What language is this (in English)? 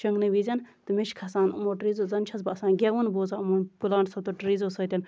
Kashmiri